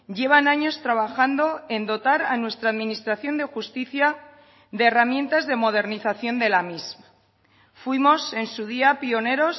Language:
Spanish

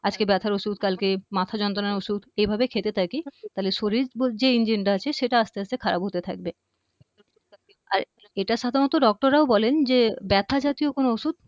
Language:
Bangla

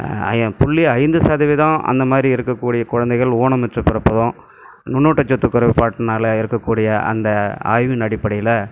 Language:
Tamil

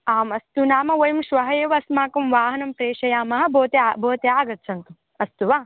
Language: Sanskrit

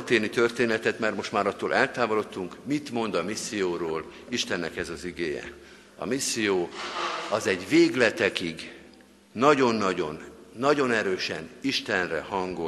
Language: Hungarian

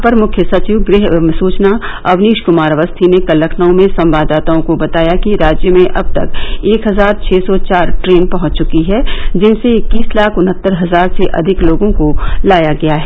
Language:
Hindi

